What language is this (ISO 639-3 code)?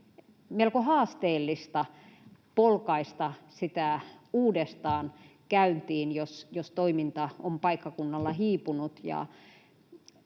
fin